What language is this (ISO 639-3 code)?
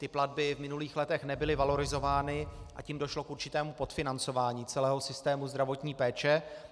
ces